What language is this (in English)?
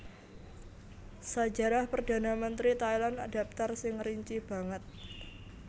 Javanese